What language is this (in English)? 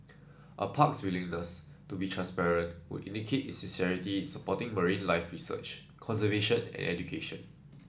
English